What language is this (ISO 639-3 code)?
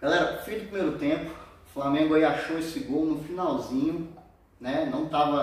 por